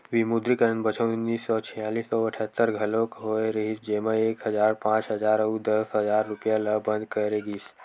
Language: Chhattisgarhi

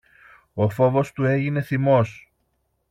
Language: Greek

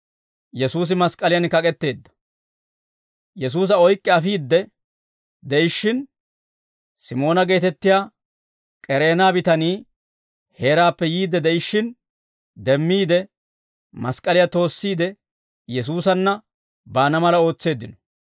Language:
Dawro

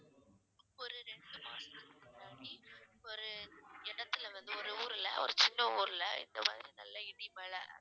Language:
Tamil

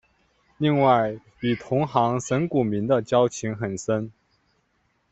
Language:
Chinese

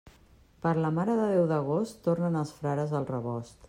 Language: Catalan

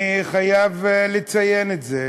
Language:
Hebrew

